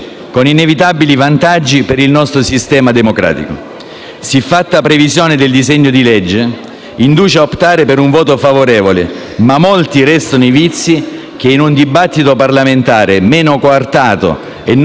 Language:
Italian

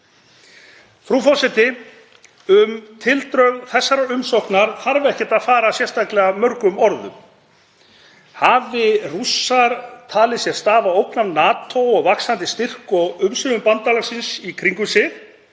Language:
Icelandic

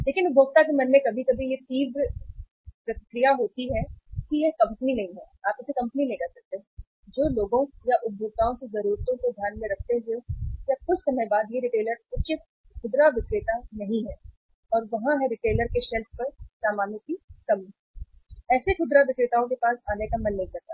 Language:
Hindi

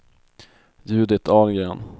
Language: Swedish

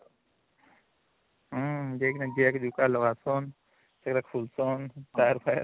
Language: Odia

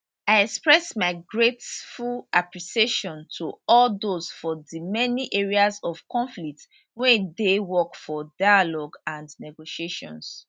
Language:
Nigerian Pidgin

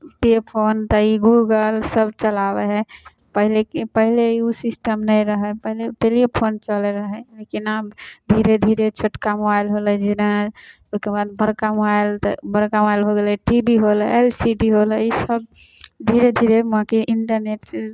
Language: Maithili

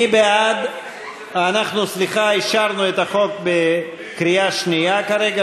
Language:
Hebrew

